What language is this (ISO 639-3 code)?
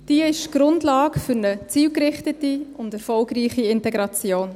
gsw